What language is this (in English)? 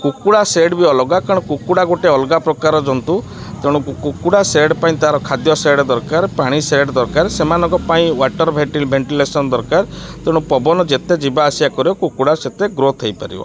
Odia